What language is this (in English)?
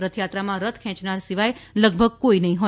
Gujarati